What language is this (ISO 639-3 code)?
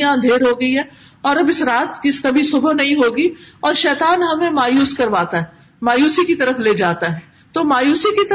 urd